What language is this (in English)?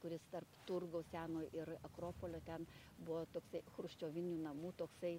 Lithuanian